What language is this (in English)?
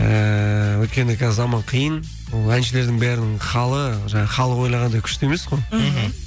Kazakh